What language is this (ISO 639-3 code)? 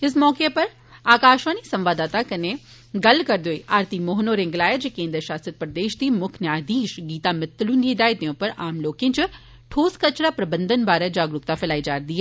doi